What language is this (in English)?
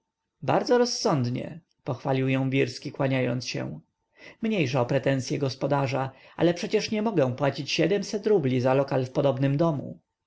Polish